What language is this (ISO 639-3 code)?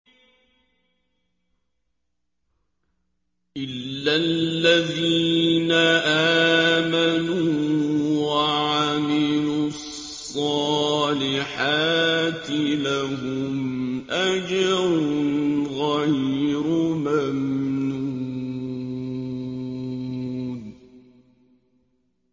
ara